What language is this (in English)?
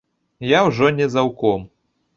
Belarusian